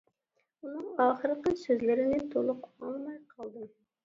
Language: Uyghur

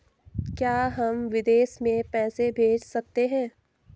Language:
Hindi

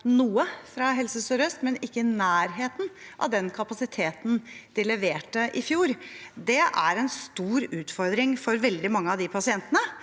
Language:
Norwegian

